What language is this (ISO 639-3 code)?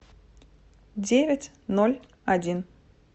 rus